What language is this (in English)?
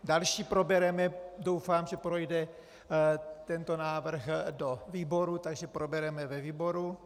Czech